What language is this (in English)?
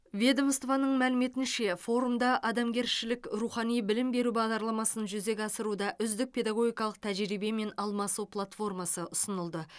Kazakh